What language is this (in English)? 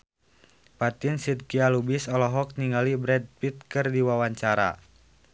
Sundanese